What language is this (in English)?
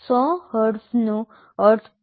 Gujarati